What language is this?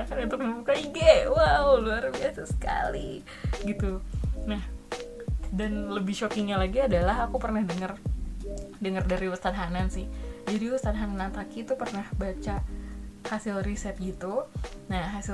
Indonesian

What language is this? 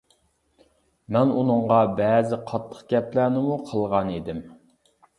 Uyghur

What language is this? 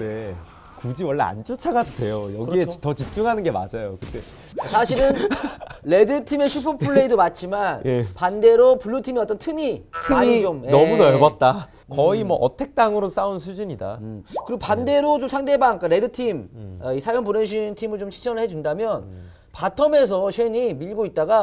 Korean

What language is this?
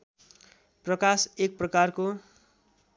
Nepali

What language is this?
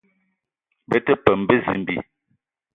Eton (Cameroon)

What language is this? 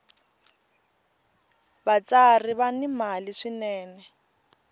Tsonga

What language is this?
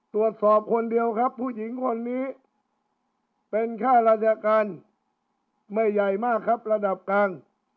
Thai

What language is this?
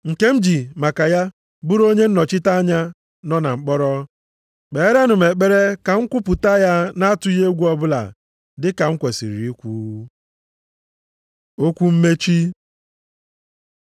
Igbo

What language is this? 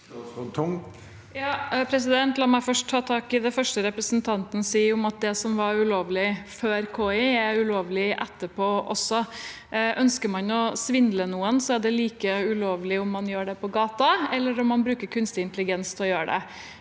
Norwegian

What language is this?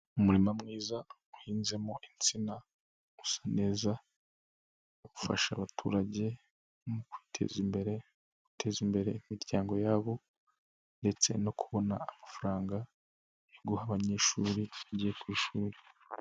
Kinyarwanda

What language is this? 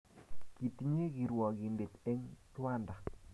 Kalenjin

